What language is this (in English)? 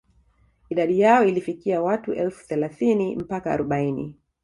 Swahili